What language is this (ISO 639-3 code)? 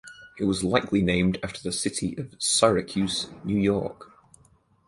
eng